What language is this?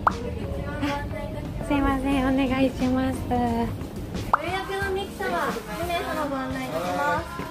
Japanese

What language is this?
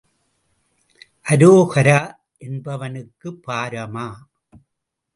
Tamil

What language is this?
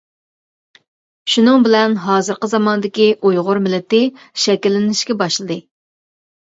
Uyghur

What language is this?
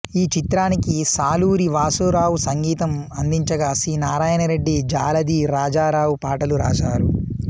Telugu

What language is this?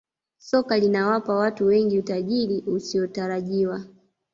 Swahili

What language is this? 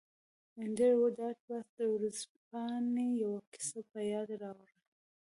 Pashto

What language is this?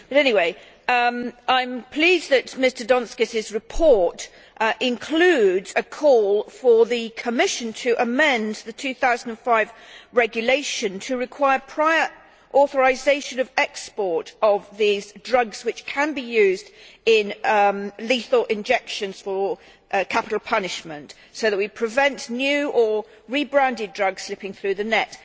English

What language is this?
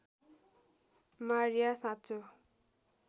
Nepali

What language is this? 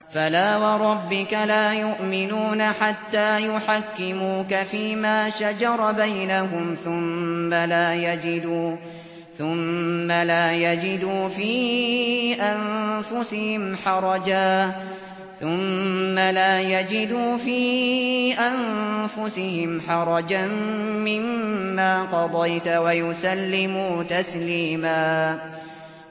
Arabic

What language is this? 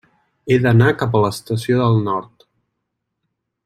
Catalan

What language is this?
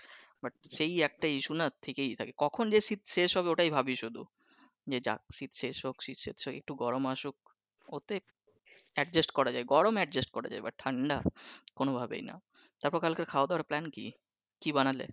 Bangla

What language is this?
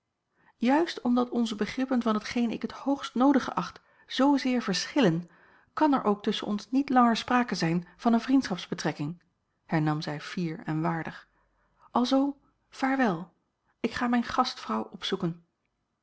Dutch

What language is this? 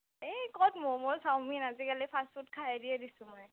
Assamese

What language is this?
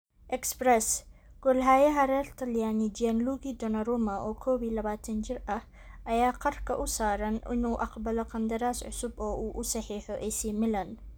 Somali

